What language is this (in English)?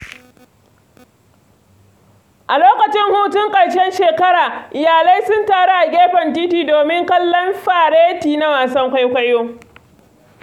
Hausa